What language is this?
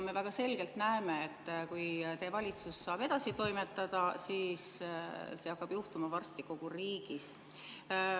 Estonian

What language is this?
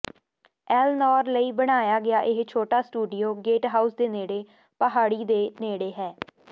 Punjabi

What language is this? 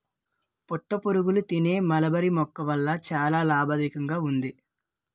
Telugu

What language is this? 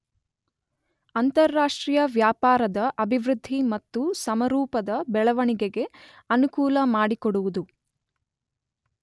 Kannada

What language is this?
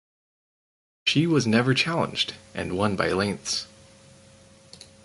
English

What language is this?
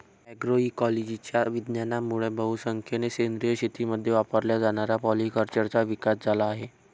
Marathi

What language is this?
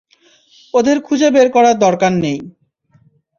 Bangla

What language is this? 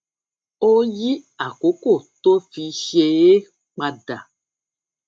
Yoruba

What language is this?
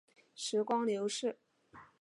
Chinese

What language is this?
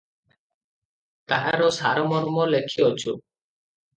Odia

